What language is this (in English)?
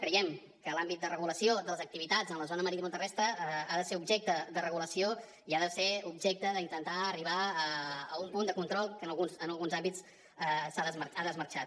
Catalan